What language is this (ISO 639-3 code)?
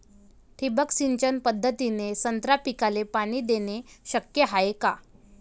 mar